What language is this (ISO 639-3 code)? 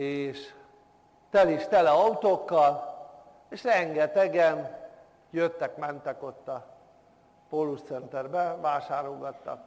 hun